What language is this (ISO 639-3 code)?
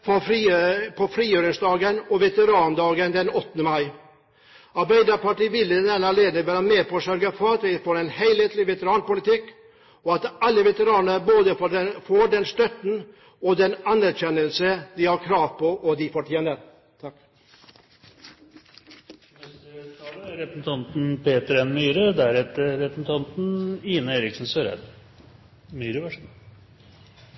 nob